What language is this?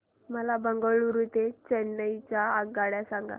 Marathi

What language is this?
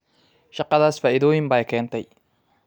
Somali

